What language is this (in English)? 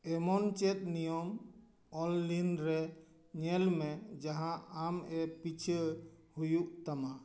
Santali